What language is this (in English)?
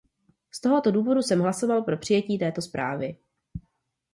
Czech